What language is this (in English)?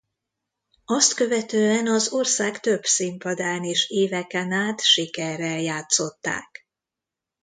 Hungarian